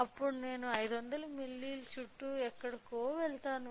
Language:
Telugu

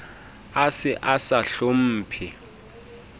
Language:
Southern Sotho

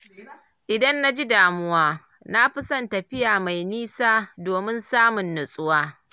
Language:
Hausa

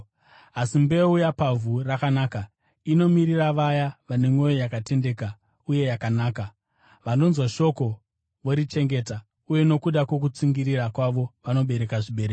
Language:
Shona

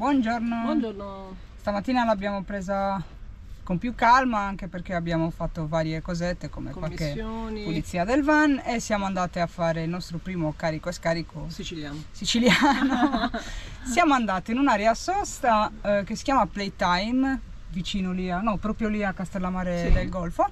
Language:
Italian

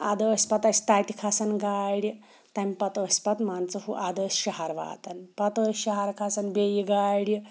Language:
Kashmiri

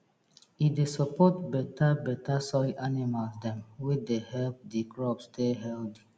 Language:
Nigerian Pidgin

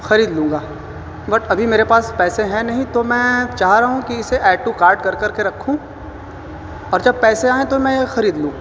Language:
Urdu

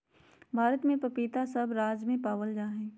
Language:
Magahi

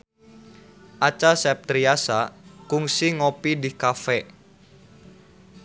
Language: Sundanese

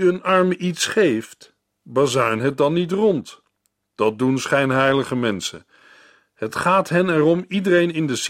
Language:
Dutch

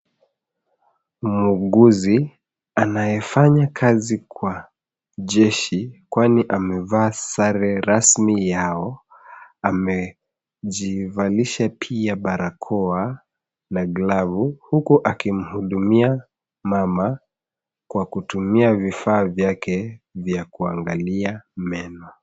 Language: Swahili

